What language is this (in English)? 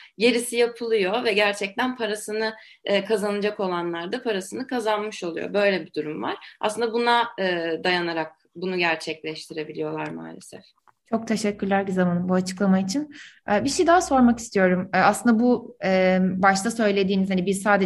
Turkish